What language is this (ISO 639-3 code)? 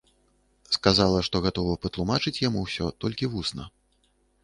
bel